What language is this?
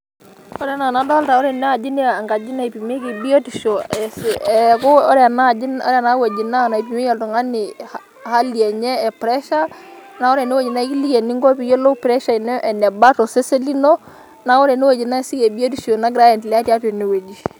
Masai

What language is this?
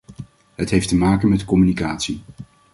Dutch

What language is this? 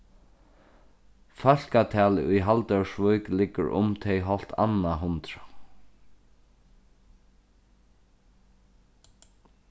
Faroese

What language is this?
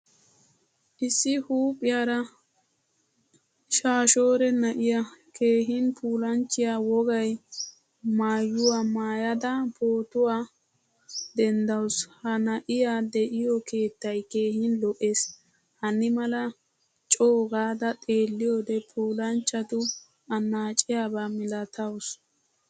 Wolaytta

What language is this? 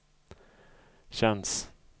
Swedish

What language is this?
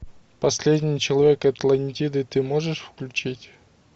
Russian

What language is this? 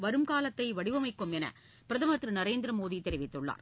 Tamil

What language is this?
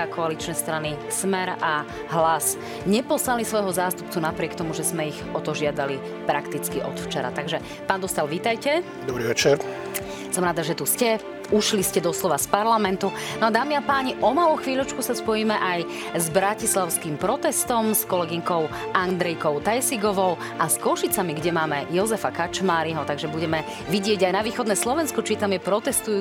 Slovak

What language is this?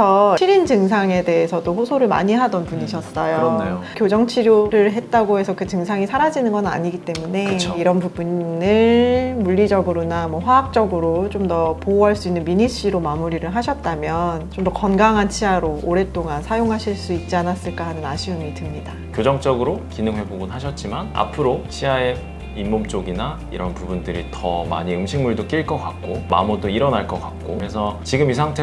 Korean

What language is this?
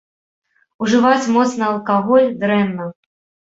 Belarusian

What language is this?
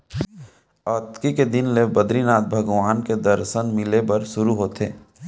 Chhattisgarhi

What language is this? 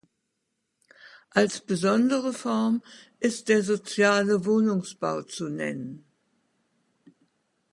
German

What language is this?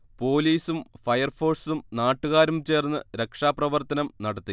Malayalam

